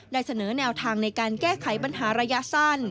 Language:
Thai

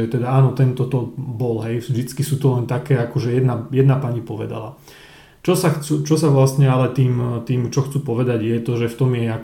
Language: Slovak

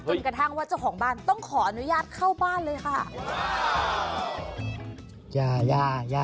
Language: Thai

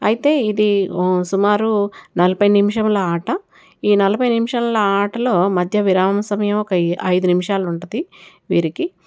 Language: Telugu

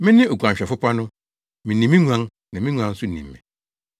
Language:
Akan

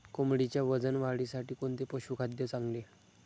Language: Marathi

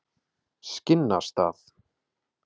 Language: Icelandic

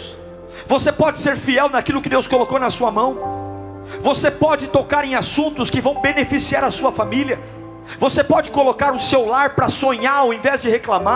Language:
Portuguese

